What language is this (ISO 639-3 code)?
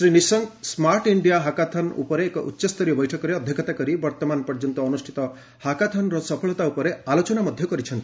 ori